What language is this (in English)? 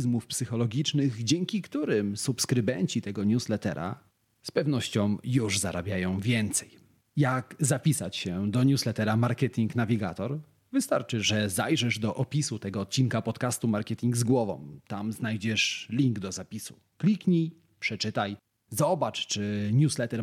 Polish